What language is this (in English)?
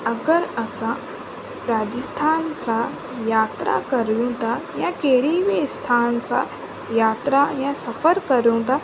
Sindhi